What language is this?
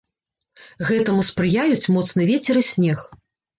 Belarusian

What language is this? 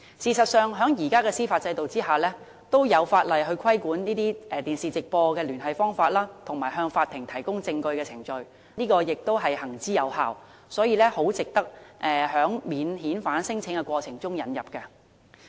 Cantonese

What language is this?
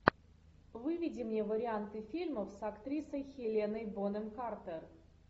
Russian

